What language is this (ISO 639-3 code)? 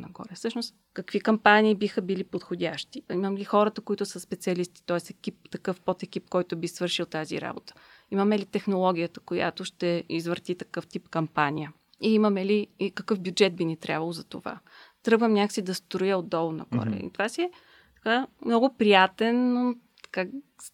bul